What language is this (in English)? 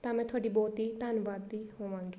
Punjabi